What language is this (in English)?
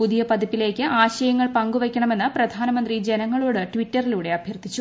Malayalam